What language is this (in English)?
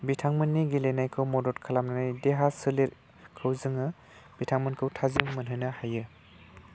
Bodo